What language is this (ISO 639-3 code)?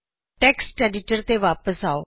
pan